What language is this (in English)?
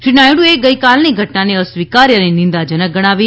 Gujarati